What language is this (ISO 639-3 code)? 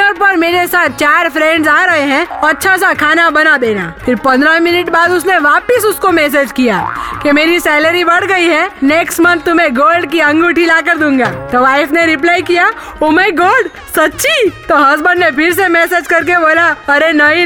hin